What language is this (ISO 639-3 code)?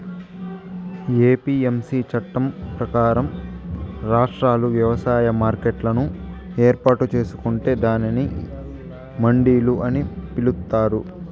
tel